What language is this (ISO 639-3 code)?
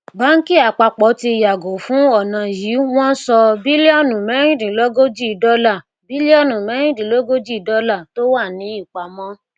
yor